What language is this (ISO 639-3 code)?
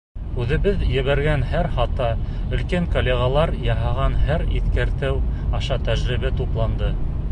bak